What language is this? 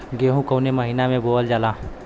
Bhojpuri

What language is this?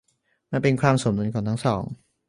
Thai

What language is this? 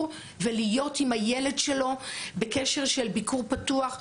Hebrew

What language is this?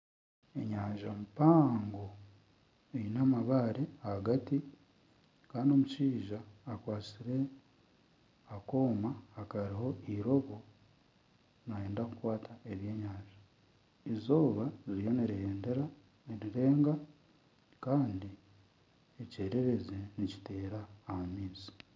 Nyankole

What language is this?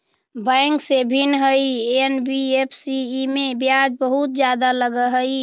Magahi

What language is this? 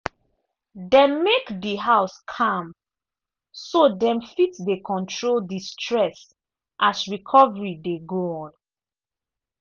Nigerian Pidgin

